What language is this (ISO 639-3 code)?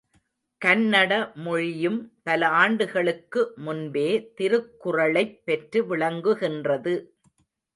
tam